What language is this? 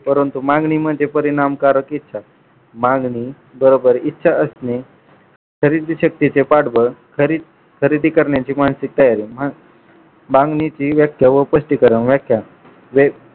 Marathi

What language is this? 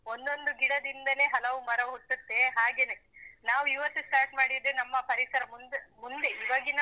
Kannada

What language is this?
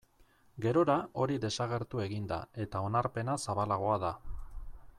Basque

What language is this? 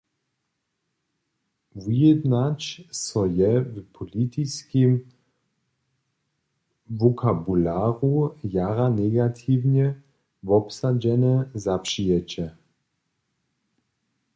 Upper Sorbian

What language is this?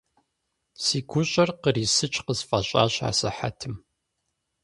Kabardian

